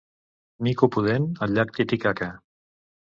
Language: Catalan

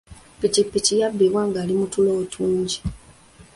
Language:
Ganda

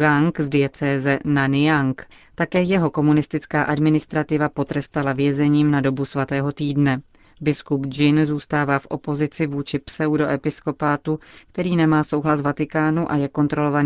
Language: Czech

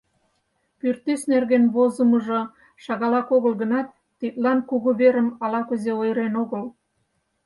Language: Mari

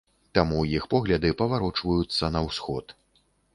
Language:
Belarusian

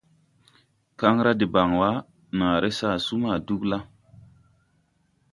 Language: Tupuri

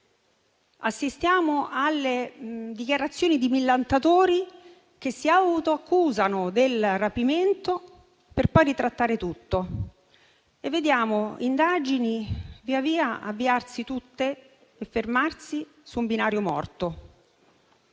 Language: Italian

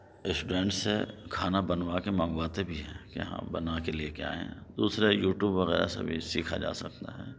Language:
Urdu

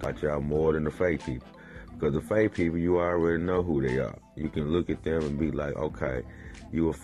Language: English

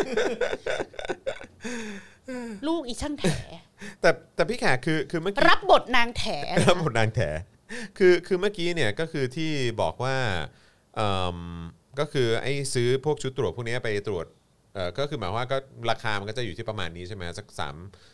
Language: Thai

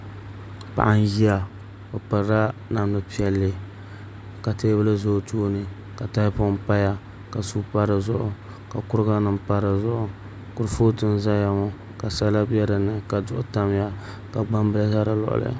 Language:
Dagbani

